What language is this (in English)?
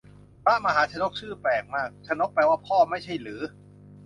Thai